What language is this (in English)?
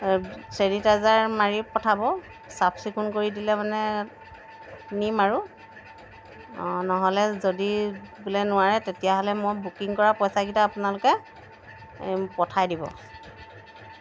Assamese